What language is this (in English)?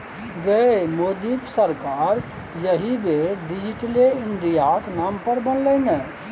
Maithili